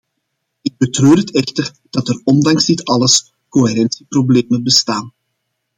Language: Dutch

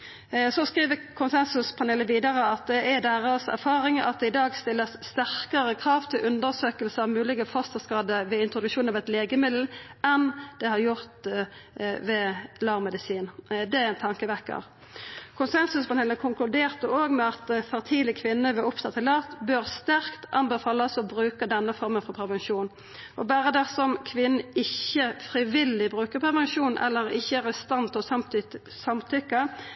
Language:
Norwegian Nynorsk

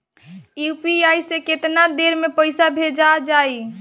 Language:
Bhojpuri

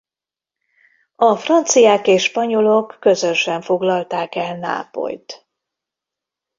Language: Hungarian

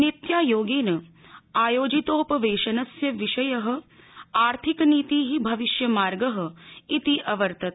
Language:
Sanskrit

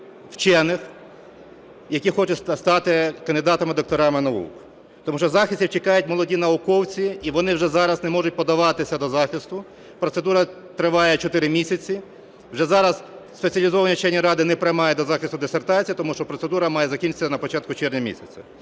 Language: Ukrainian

